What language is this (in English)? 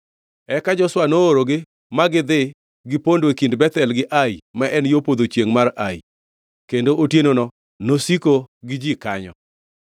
Luo (Kenya and Tanzania)